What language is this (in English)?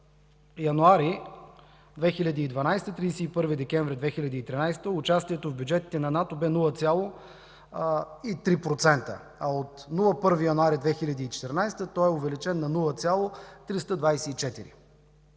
Bulgarian